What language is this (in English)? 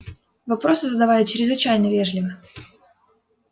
Russian